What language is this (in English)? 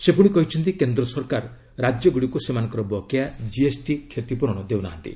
Odia